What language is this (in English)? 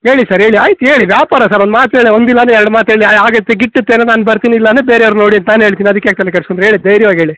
Kannada